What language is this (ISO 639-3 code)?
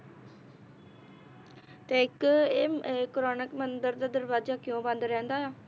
pan